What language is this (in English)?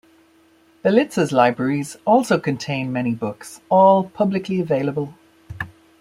English